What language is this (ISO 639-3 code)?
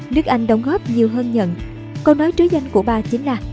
vie